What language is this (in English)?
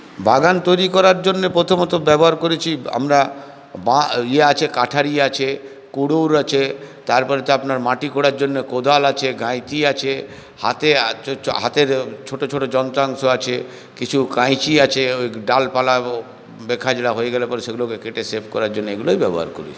Bangla